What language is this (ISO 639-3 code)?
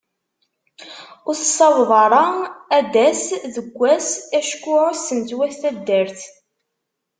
kab